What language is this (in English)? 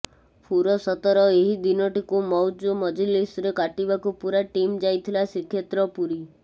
Odia